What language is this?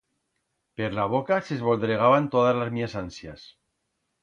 Aragonese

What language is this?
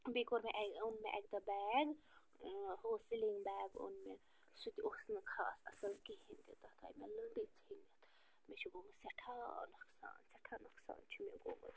Kashmiri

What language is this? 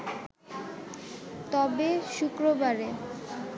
Bangla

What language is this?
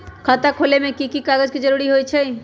Magahi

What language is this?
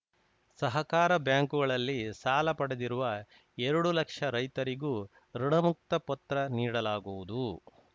Kannada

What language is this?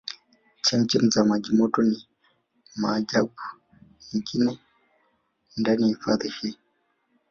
Swahili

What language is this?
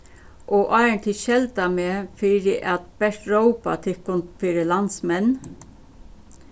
Faroese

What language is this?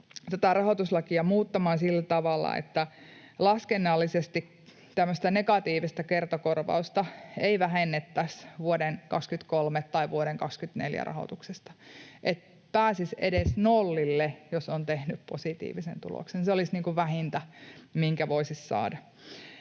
Finnish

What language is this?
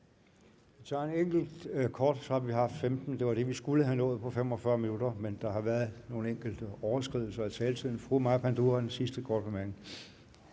Danish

